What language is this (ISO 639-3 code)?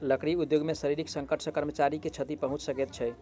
mai